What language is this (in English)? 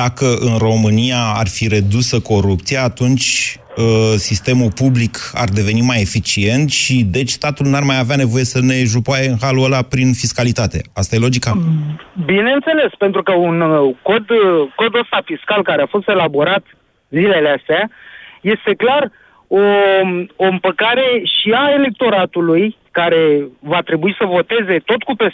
Romanian